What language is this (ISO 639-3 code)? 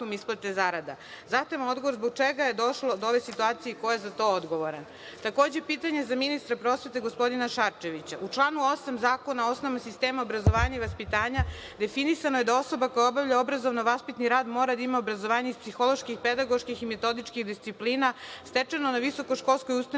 srp